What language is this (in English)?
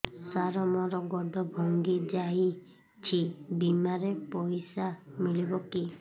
Odia